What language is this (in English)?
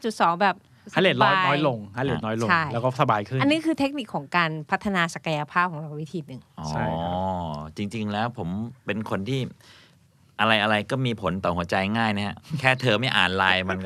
Thai